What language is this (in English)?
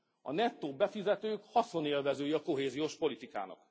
Hungarian